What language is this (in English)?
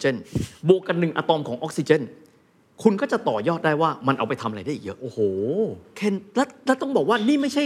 Thai